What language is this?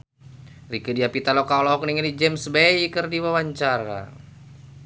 Sundanese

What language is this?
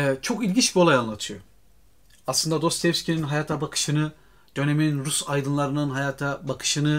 Turkish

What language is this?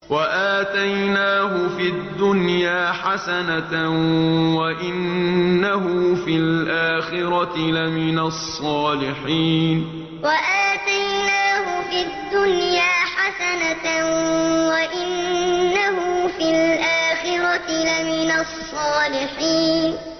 Arabic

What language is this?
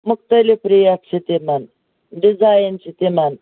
Kashmiri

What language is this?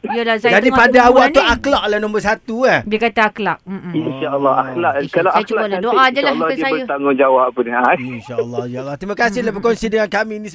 Malay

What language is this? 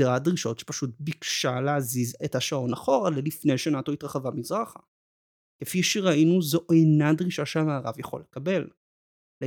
Hebrew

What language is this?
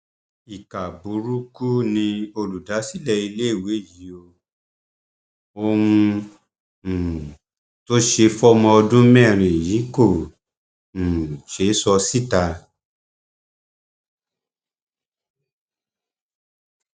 Yoruba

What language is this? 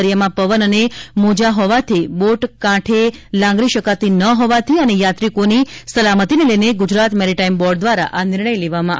Gujarati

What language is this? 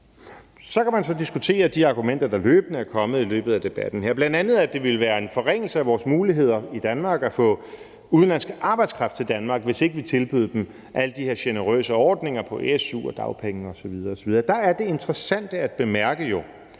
Danish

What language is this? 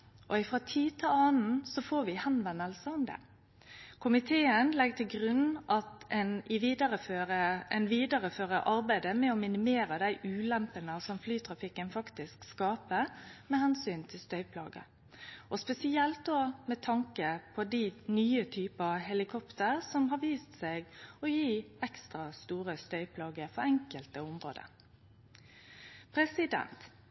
Norwegian Nynorsk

